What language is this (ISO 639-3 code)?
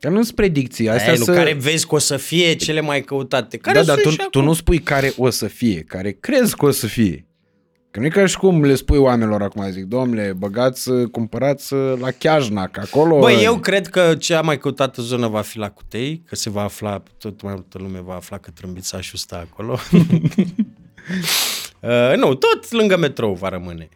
ron